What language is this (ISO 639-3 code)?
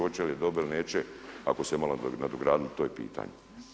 hrv